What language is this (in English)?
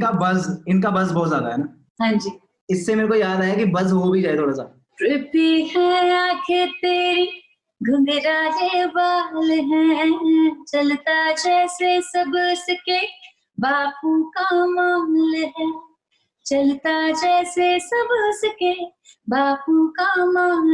Punjabi